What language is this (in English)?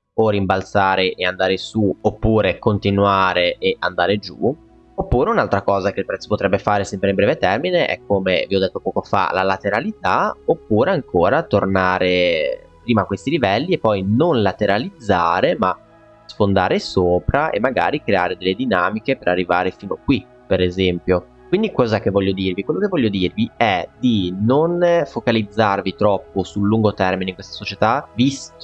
Italian